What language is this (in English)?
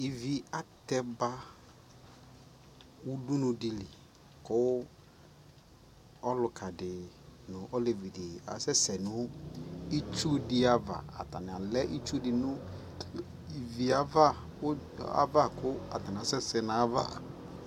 Ikposo